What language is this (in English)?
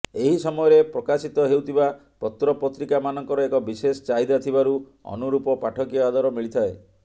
Odia